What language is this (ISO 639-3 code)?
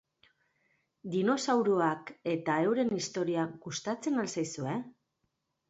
eus